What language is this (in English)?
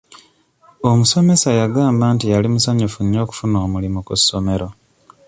Ganda